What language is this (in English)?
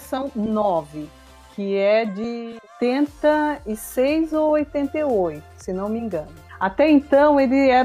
Portuguese